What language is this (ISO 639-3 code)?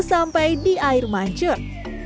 ind